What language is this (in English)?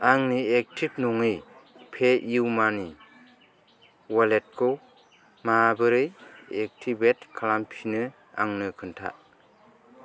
Bodo